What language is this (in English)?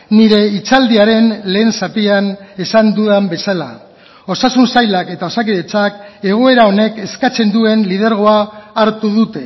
Basque